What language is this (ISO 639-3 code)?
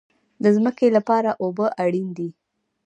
pus